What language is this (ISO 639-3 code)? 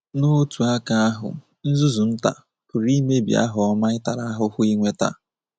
ibo